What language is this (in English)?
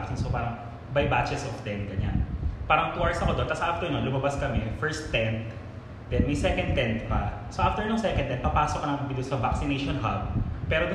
Filipino